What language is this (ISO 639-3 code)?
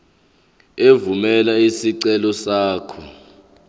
zul